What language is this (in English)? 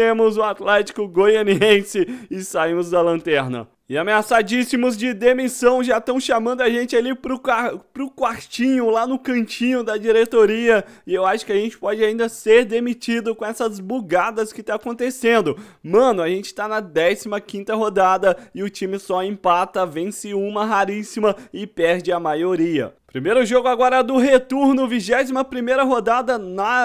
Portuguese